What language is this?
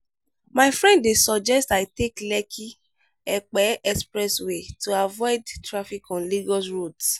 Nigerian Pidgin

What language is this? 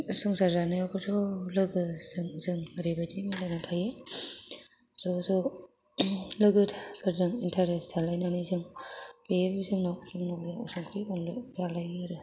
Bodo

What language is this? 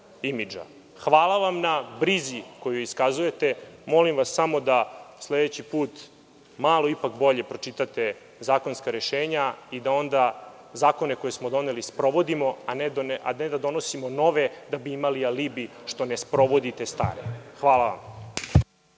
Serbian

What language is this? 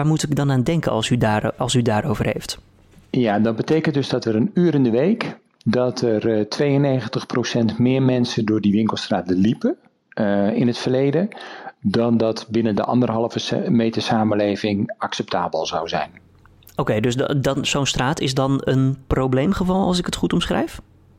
Dutch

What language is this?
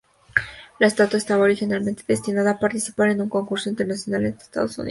Spanish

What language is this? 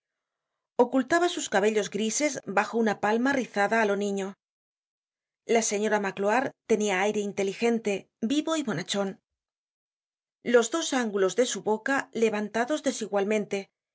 Spanish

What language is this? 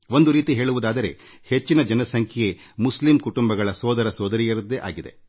Kannada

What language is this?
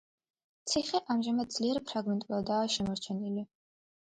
Georgian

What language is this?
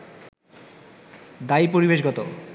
Bangla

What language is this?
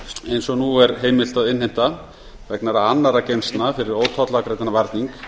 Icelandic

